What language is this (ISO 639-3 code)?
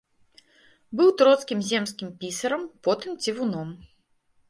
bel